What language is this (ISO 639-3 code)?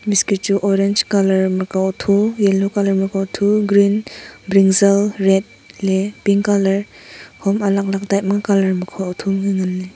nnp